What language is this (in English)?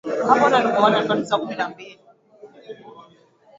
Swahili